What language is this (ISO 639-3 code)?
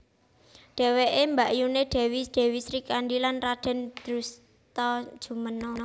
jav